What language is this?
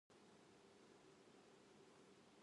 Japanese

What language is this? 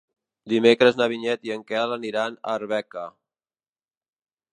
Catalan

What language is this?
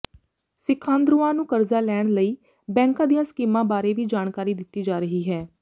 Punjabi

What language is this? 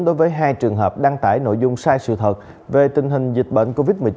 Vietnamese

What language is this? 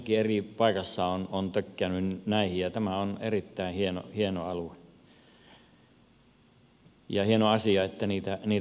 Finnish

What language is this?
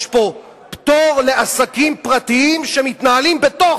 Hebrew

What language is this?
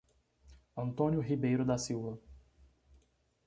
Portuguese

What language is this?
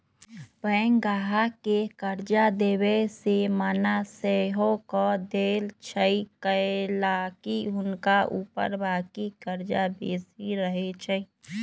Magahi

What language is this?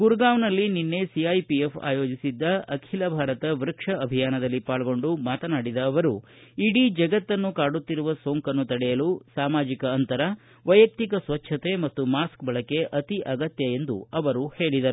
Kannada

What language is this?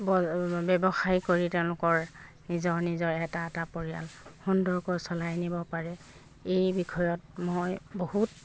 Assamese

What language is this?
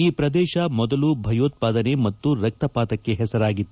Kannada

